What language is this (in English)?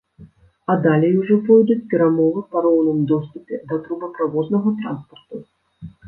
Belarusian